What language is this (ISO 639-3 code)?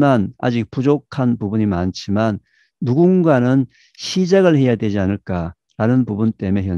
kor